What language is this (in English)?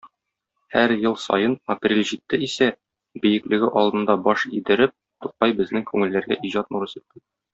Tatar